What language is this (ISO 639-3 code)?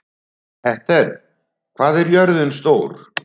isl